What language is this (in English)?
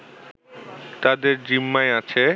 Bangla